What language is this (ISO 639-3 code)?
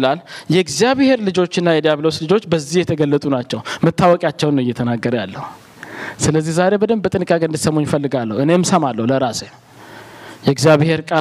amh